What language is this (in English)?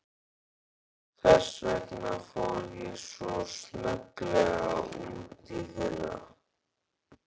Icelandic